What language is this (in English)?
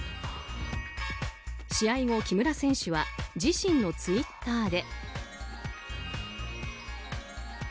Japanese